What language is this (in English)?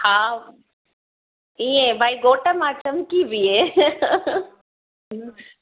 Sindhi